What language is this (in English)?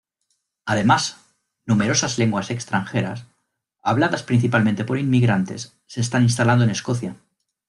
Spanish